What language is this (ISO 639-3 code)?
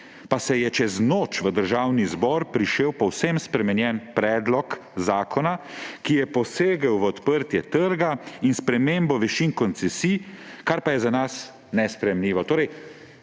slv